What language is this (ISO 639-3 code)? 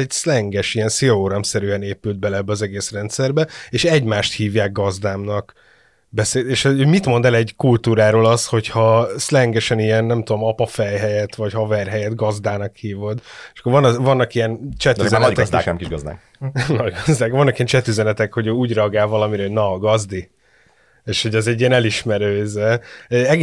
hun